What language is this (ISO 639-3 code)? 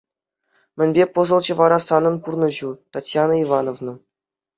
chv